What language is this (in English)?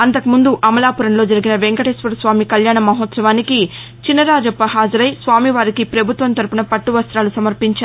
Telugu